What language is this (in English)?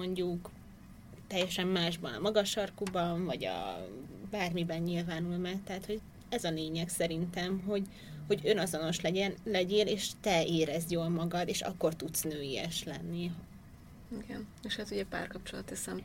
Hungarian